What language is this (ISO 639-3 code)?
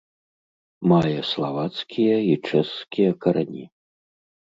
bel